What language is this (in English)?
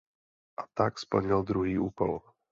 Czech